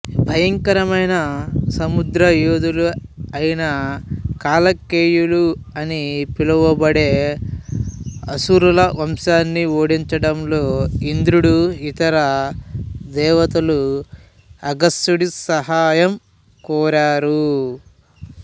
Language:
Telugu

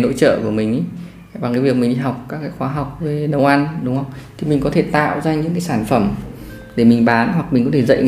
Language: Vietnamese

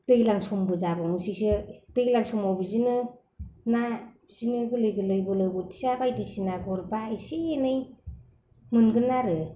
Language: Bodo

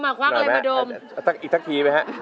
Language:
Thai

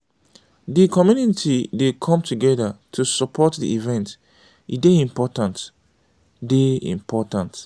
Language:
Nigerian Pidgin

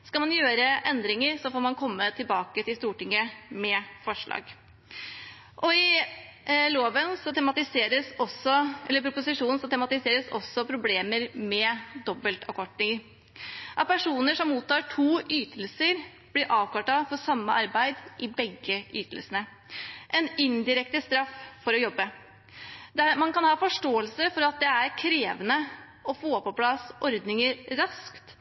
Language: Norwegian Bokmål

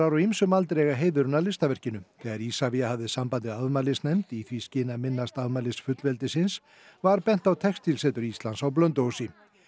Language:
Icelandic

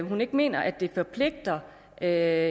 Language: Danish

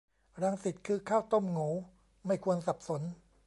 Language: Thai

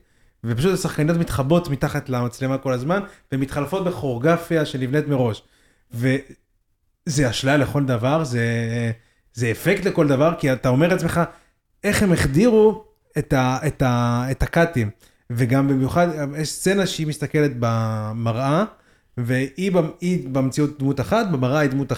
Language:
Hebrew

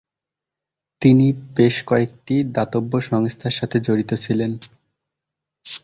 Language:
Bangla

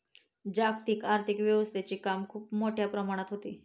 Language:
Marathi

